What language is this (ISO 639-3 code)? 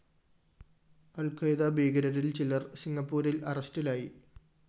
mal